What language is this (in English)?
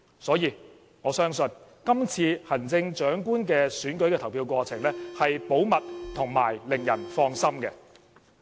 Cantonese